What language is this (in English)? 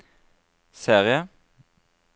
Norwegian